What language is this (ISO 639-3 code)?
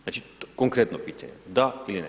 hrv